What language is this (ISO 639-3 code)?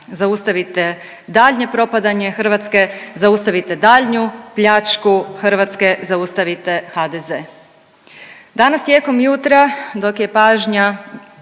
hrv